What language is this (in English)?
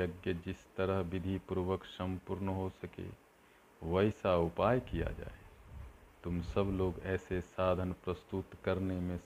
Hindi